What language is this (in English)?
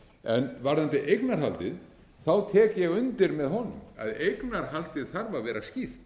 Icelandic